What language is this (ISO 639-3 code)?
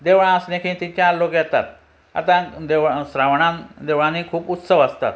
kok